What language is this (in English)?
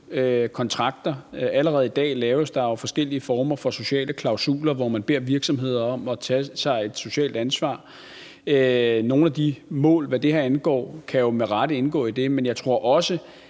Danish